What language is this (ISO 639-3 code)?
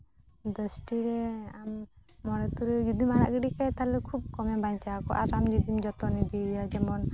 sat